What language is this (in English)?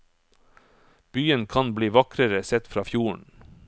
Norwegian